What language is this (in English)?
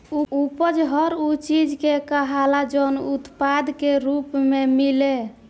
Bhojpuri